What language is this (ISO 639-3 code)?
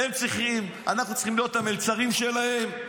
heb